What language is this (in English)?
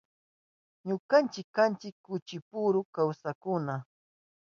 Southern Pastaza Quechua